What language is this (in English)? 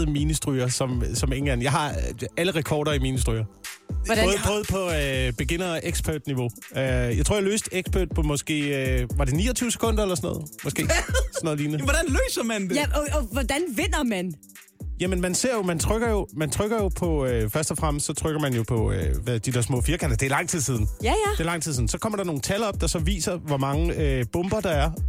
Danish